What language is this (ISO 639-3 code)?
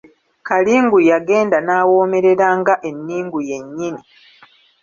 lug